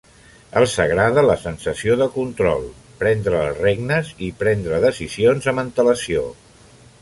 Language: Catalan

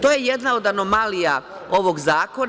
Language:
Serbian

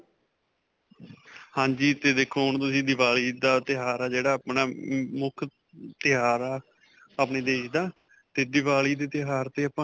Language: Punjabi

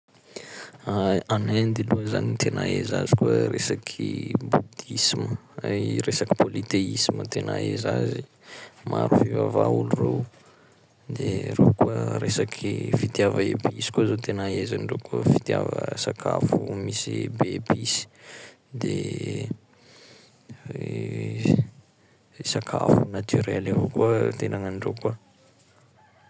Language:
Sakalava Malagasy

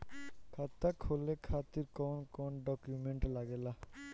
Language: Bhojpuri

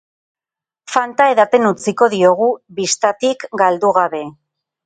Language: Basque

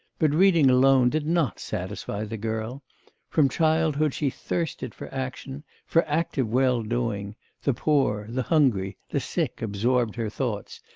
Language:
English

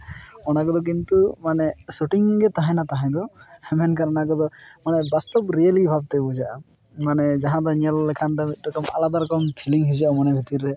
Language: Santali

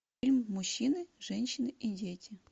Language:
Russian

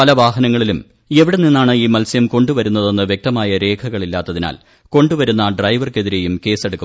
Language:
Malayalam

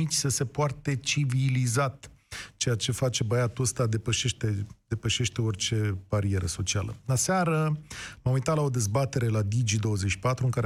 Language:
Romanian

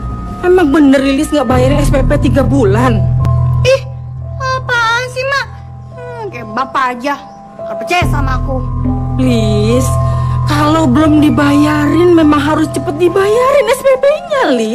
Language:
Indonesian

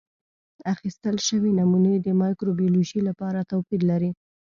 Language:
Pashto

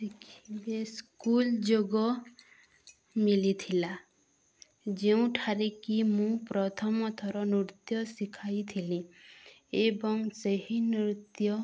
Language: Odia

